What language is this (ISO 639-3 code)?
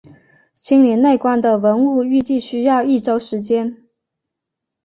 zho